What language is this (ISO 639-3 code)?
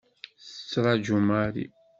kab